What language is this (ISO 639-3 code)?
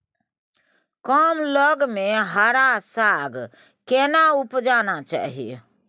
mai